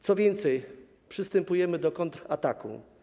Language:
Polish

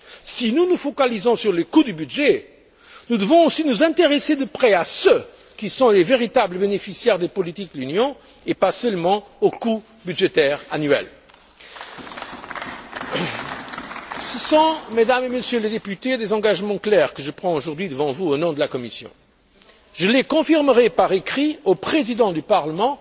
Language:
French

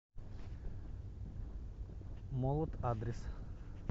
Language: Russian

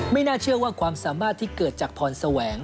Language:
Thai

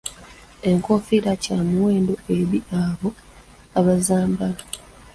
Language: Ganda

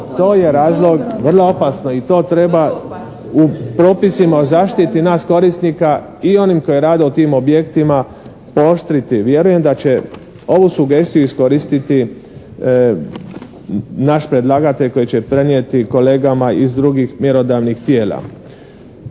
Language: Croatian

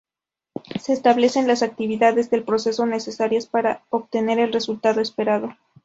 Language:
Spanish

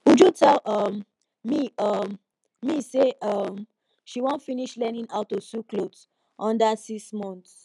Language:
Nigerian Pidgin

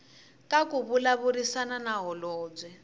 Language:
Tsonga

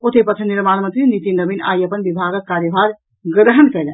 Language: Maithili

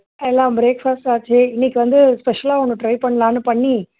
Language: Tamil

